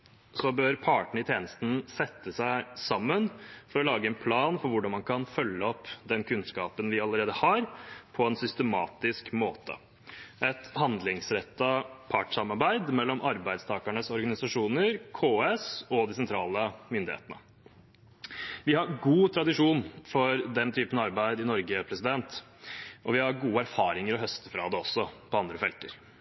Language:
Norwegian Bokmål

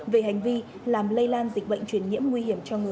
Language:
Vietnamese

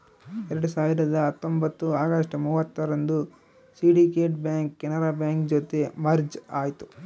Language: Kannada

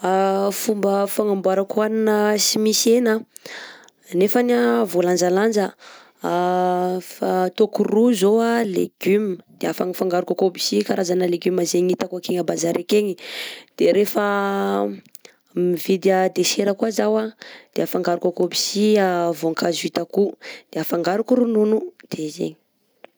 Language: Southern Betsimisaraka Malagasy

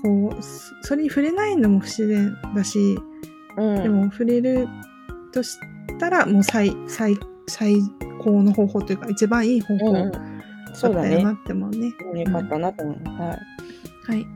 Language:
Japanese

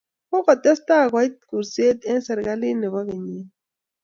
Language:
Kalenjin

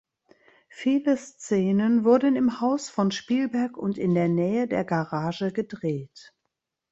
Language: German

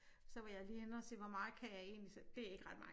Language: Danish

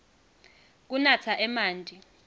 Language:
Swati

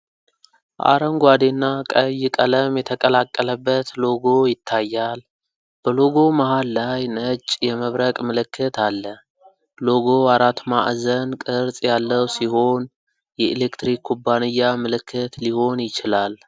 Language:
Amharic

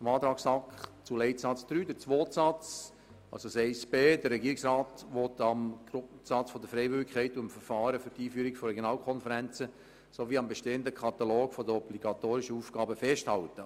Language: Swiss German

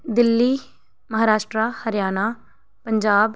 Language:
Dogri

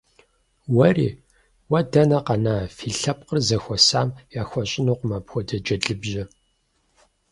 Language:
Kabardian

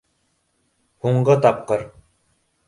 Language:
Bashkir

